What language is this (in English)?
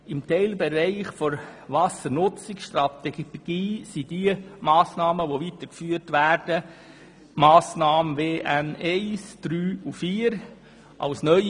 Swiss German